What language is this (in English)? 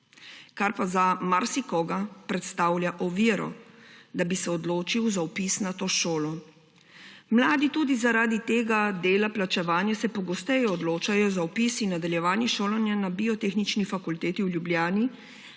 Slovenian